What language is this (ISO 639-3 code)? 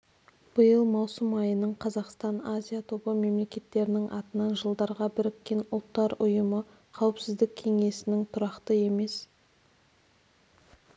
kaz